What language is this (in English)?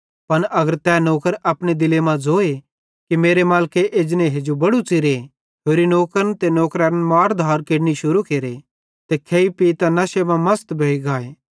Bhadrawahi